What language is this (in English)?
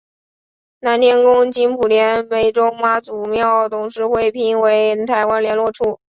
Chinese